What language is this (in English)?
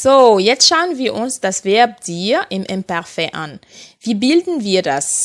German